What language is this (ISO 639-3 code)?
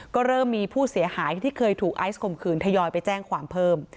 tha